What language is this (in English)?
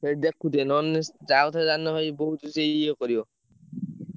Odia